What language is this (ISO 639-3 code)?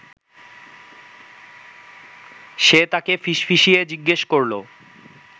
ben